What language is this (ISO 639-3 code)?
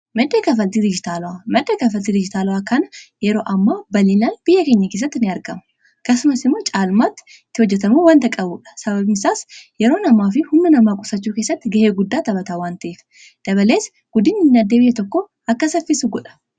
orm